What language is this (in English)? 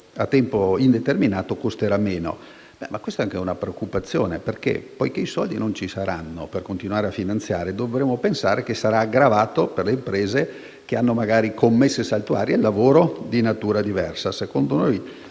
Italian